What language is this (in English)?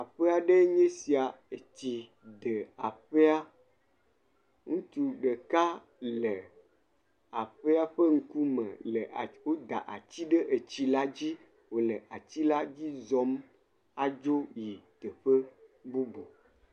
Ewe